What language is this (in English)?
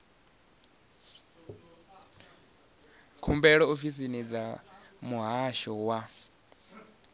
Venda